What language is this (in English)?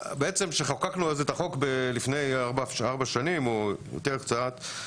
Hebrew